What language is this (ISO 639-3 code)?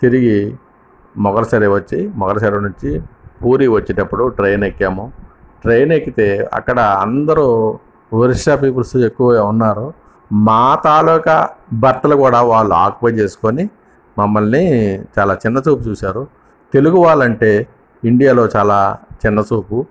tel